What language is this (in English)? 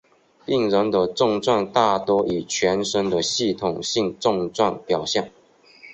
Chinese